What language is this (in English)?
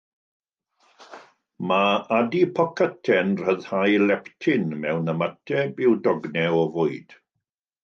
Welsh